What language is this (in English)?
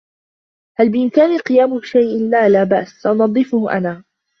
Arabic